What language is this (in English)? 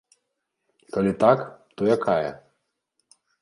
Belarusian